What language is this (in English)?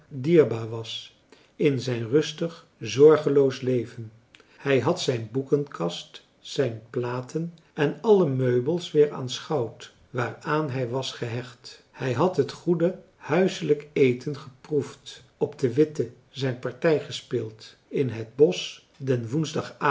Dutch